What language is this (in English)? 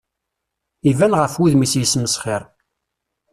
Kabyle